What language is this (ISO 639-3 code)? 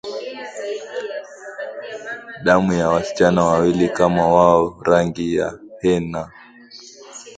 swa